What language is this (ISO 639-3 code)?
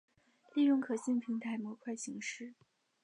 zho